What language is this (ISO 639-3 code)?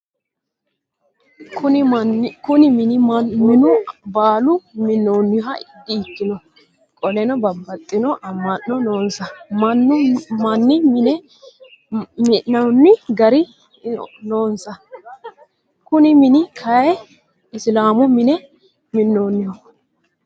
sid